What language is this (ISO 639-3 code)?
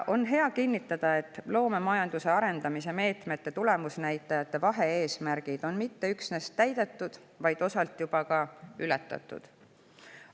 est